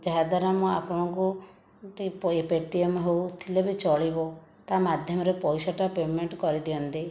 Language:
Odia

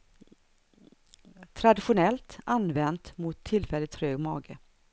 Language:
Swedish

